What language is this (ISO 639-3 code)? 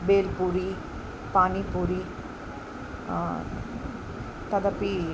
san